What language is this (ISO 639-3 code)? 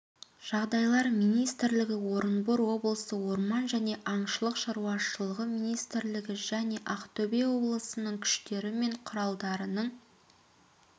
kaz